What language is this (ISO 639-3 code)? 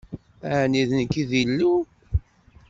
kab